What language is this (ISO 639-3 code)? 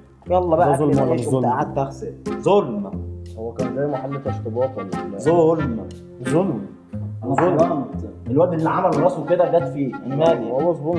ara